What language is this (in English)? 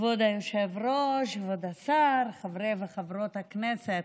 Hebrew